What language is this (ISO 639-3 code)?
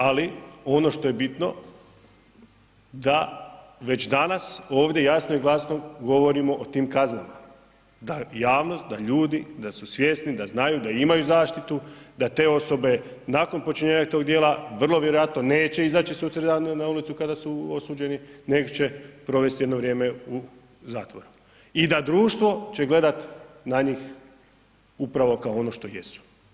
hrv